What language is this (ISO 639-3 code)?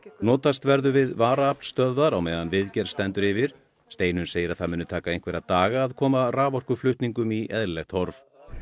isl